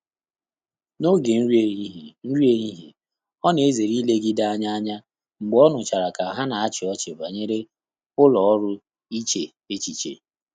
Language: Igbo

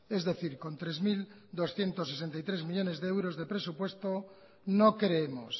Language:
Spanish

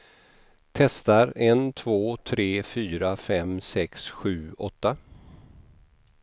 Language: Swedish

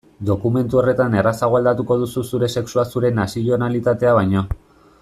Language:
Basque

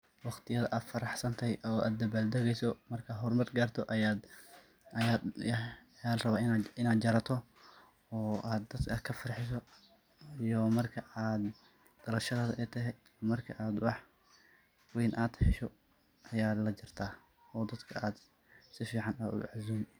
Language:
Somali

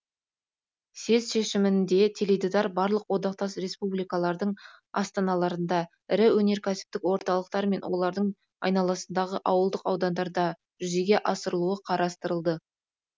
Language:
Kazakh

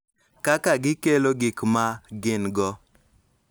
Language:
Luo (Kenya and Tanzania)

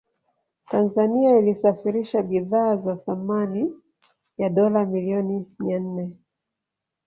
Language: Swahili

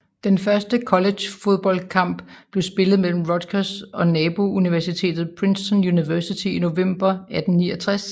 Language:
Danish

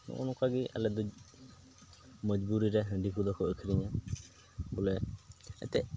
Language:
Santali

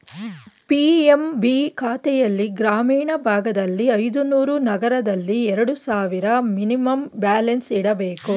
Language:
Kannada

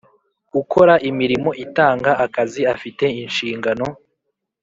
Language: Kinyarwanda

